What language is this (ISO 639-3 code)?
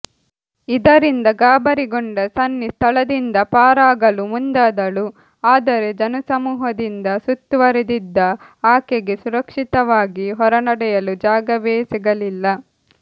kan